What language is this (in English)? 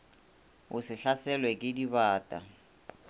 Northern Sotho